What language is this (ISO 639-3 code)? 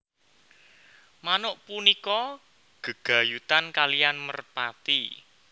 jav